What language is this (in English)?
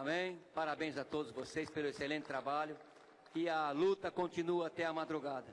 Portuguese